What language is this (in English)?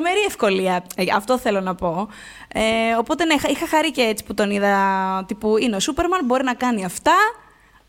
Greek